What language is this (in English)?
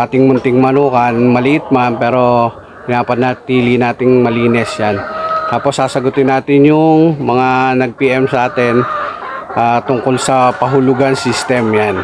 Filipino